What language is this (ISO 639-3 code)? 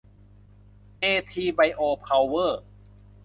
tha